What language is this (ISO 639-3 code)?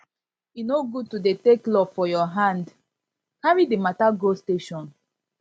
pcm